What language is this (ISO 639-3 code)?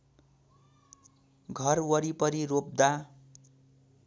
nep